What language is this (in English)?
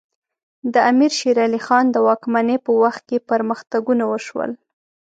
Pashto